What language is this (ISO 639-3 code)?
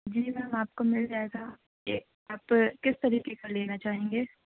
urd